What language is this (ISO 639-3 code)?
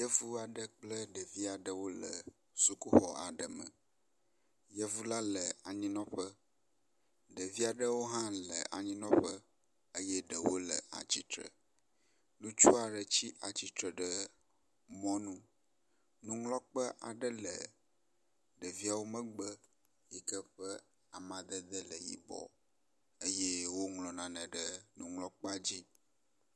ewe